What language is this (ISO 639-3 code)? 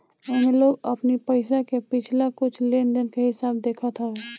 bho